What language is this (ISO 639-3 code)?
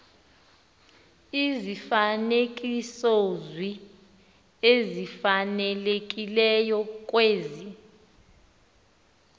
xho